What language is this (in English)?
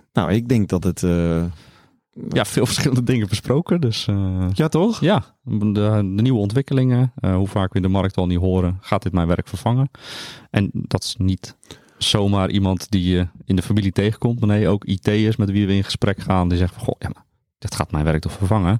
Dutch